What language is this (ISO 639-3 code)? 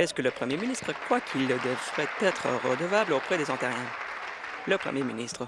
fra